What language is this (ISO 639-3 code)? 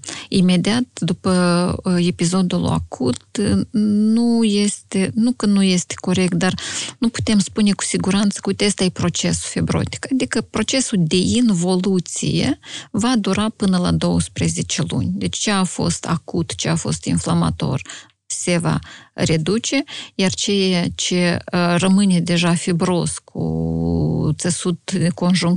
ron